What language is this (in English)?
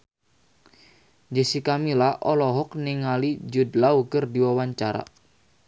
Sundanese